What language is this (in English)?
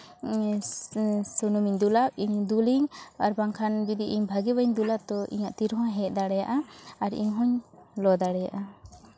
Santali